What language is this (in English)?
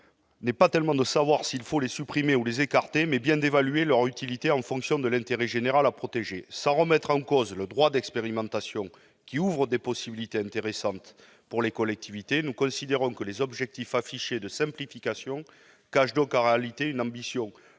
French